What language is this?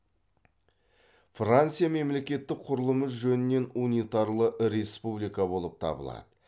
Kazakh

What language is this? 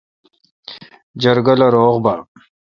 Kalkoti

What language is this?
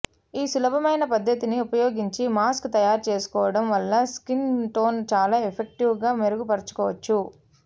Telugu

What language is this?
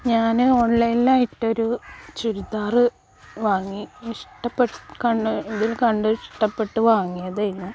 Malayalam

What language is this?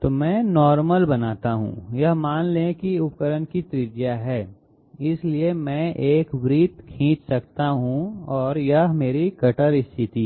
Hindi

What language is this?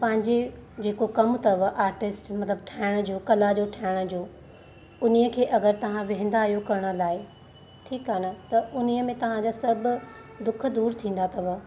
Sindhi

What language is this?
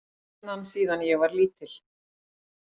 Icelandic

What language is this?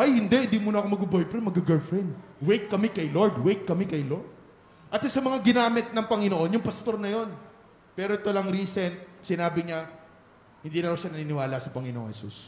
Filipino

